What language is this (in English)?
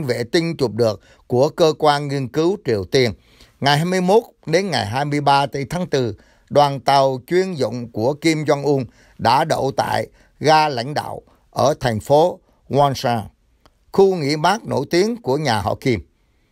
Vietnamese